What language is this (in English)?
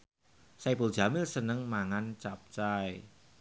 Javanese